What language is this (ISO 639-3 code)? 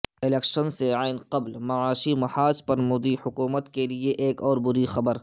urd